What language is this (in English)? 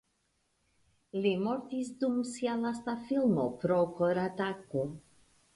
Esperanto